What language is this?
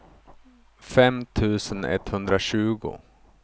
Swedish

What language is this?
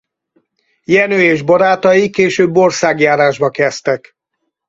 Hungarian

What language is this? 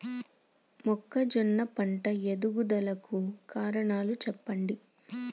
Telugu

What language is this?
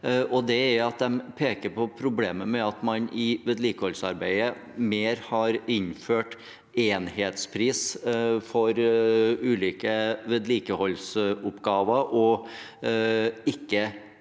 Norwegian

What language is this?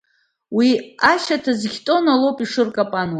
Abkhazian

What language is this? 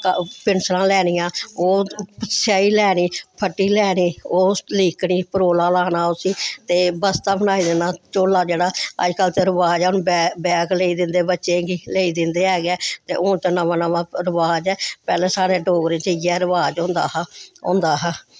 Dogri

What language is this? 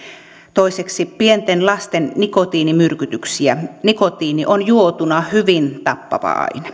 Finnish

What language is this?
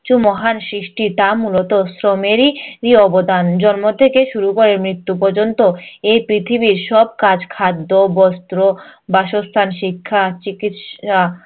Bangla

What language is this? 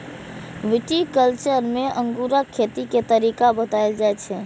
Maithili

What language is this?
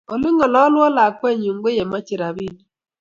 Kalenjin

